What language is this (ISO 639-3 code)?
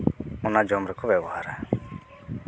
sat